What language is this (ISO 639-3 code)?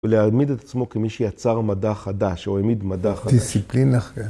heb